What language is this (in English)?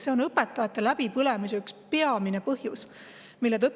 Estonian